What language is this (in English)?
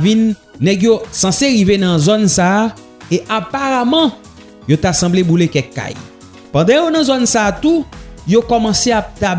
French